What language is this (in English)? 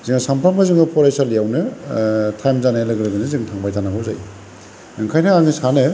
Bodo